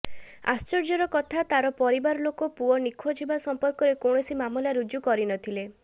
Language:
Odia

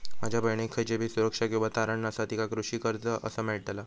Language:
Marathi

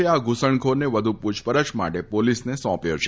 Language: Gujarati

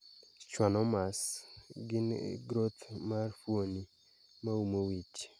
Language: Luo (Kenya and Tanzania)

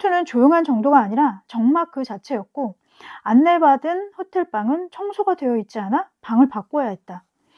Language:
Korean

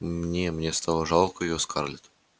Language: Russian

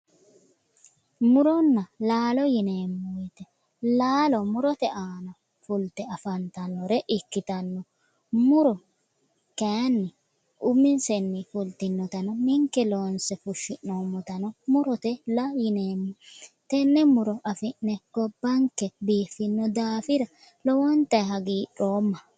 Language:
Sidamo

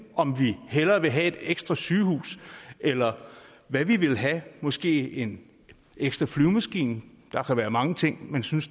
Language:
Danish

